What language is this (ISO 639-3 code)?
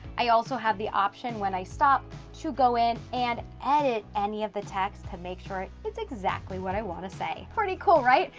eng